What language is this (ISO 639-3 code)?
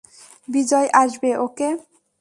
ben